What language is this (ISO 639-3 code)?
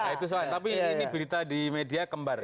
ind